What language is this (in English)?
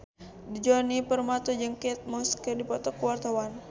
Sundanese